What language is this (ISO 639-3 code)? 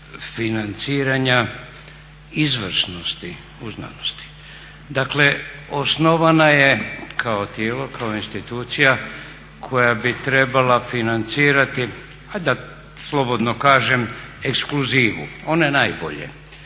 hrv